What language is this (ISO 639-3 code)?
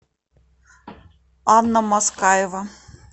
rus